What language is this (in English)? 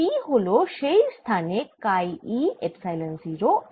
Bangla